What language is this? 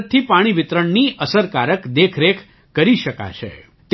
Gujarati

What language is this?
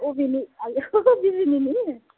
Bodo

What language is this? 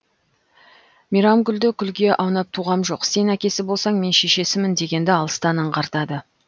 Kazakh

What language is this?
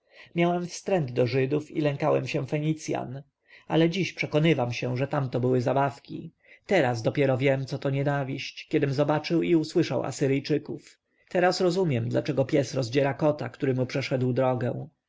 Polish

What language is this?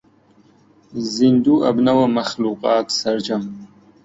Central Kurdish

